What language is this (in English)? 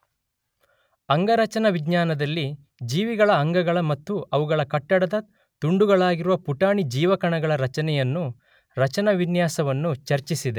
Kannada